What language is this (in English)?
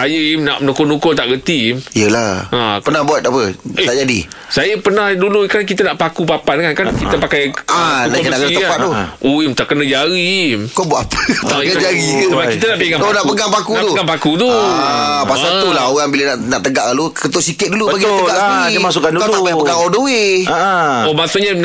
Malay